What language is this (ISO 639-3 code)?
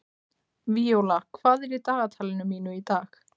isl